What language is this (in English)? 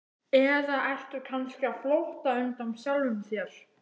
Icelandic